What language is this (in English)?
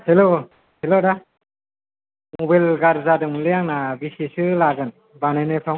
Bodo